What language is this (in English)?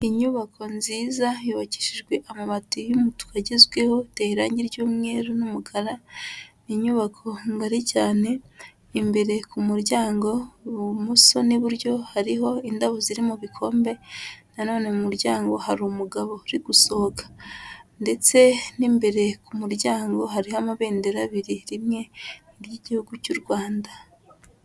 Kinyarwanda